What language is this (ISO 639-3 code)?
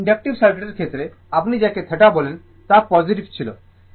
ben